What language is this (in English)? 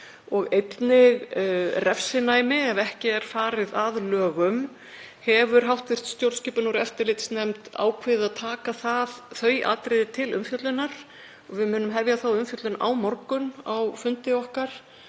Icelandic